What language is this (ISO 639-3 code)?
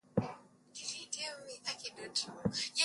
swa